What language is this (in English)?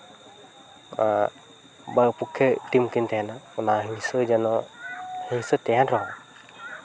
Santali